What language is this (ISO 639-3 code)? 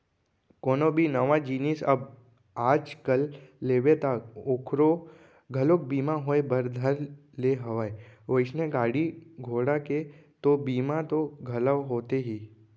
hne